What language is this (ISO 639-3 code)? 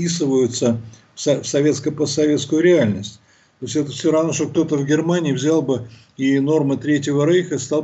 rus